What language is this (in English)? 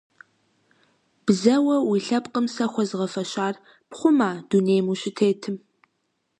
Kabardian